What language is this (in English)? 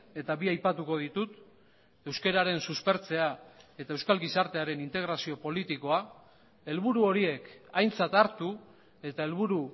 Basque